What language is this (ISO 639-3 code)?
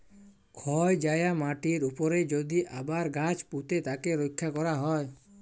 ben